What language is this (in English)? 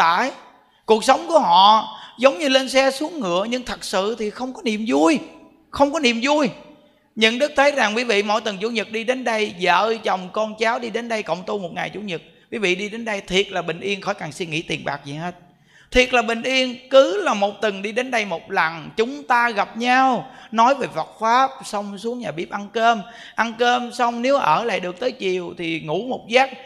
Vietnamese